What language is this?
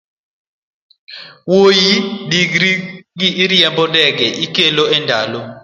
Luo (Kenya and Tanzania)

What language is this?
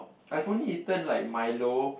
English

